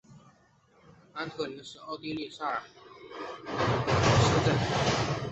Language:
Chinese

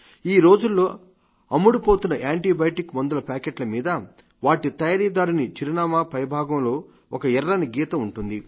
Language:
Telugu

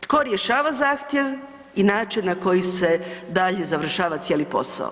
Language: Croatian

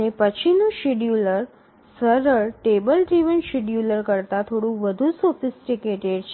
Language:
Gujarati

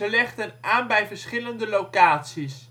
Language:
Dutch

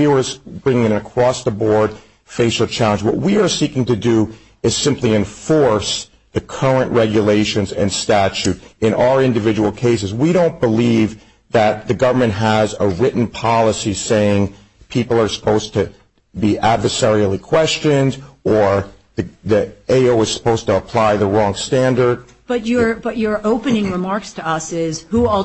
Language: English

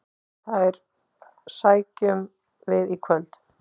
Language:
Icelandic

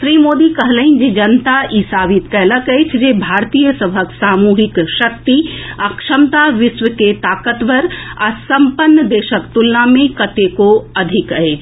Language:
Maithili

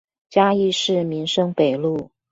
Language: Chinese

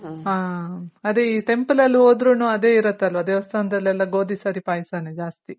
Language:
Kannada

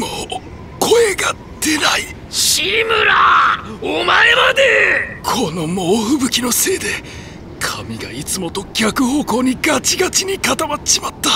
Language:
Japanese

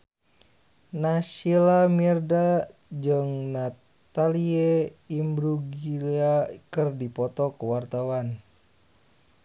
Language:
Sundanese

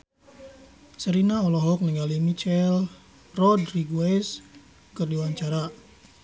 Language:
Sundanese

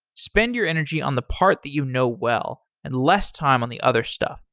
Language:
English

